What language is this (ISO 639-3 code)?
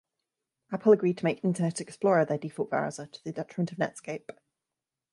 eng